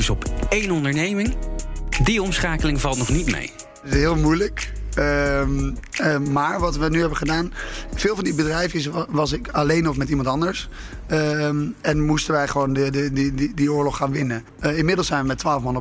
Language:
Dutch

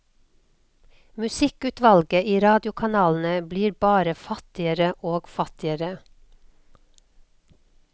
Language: Norwegian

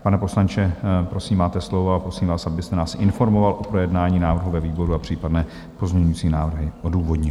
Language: Czech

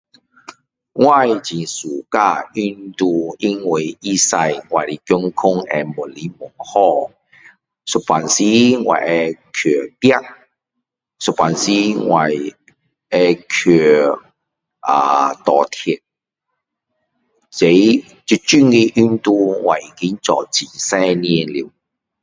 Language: Min Dong Chinese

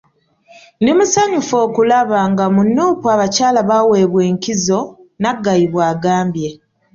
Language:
Ganda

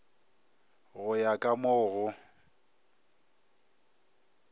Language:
Northern Sotho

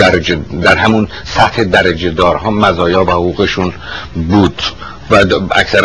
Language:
Persian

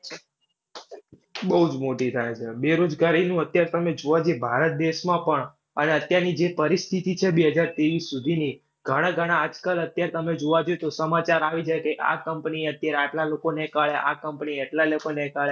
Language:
Gujarati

